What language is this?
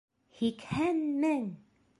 Bashkir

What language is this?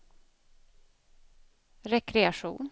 Swedish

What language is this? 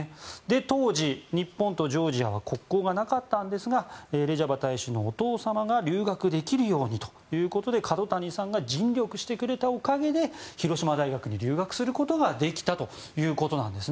Japanese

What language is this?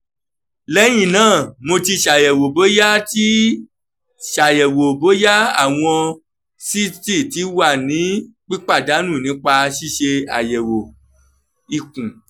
Yoruba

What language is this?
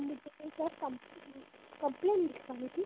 Hindi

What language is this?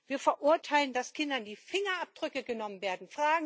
German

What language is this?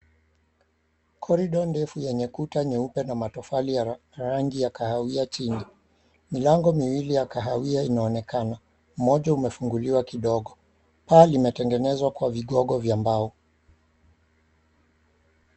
Swahili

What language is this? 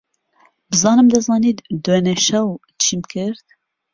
Central Kurdish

